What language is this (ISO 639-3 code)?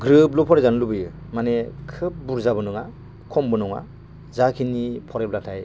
brx